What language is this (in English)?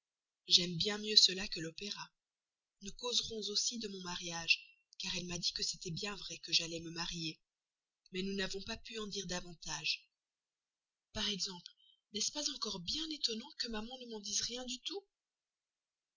French